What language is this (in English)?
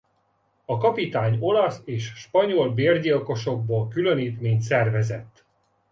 Hungarian